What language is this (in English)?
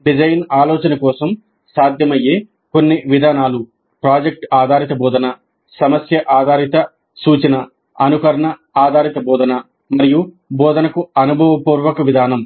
Telugu